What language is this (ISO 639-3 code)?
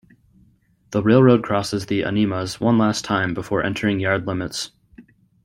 eng